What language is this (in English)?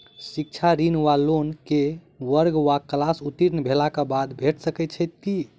Maithili